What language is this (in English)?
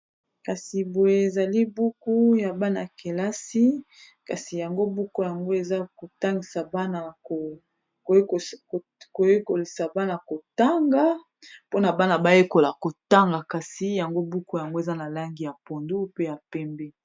Lingala